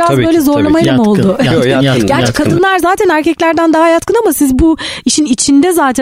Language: Turkish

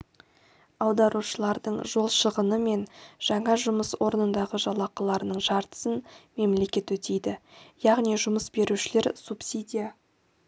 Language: Kazakh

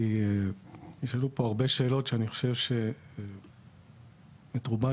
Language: Hebrew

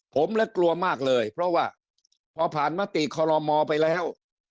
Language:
Thai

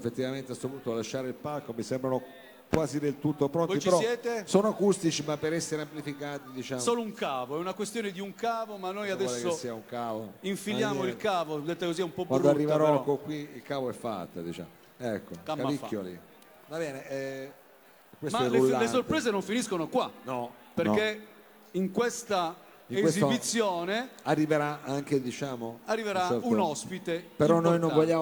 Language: Italian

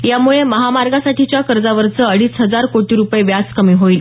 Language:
Marathi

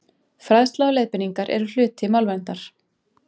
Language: Icelandic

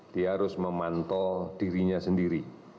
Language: Indonesian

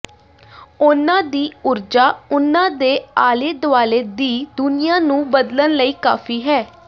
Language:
Punjabi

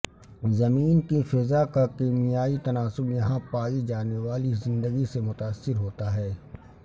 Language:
Urdu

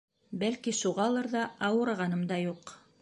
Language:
Bashkir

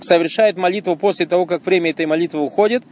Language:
Russian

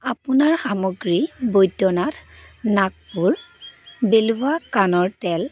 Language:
Assamese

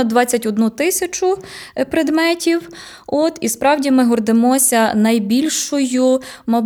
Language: Ukrainian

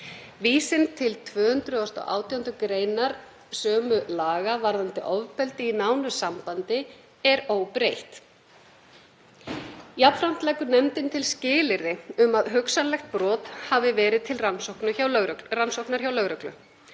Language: Icelandic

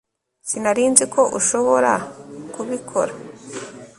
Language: Kinyarwanda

